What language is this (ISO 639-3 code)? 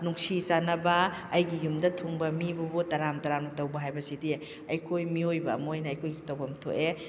mni